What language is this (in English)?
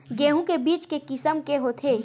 Chhattisgarhi